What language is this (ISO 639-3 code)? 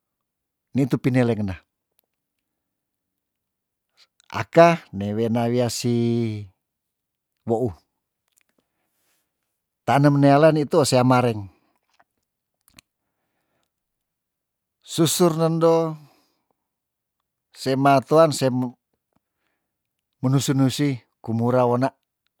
tdn